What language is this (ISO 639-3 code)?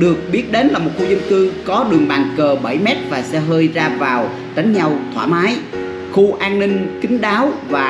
vie